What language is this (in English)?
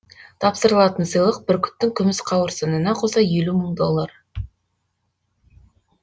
Kazakh